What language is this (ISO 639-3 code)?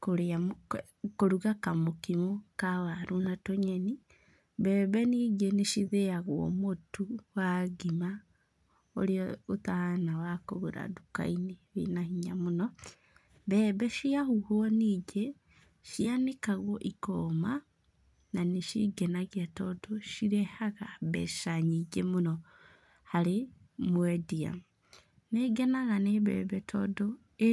kik